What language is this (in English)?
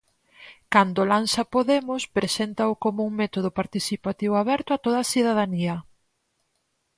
Galician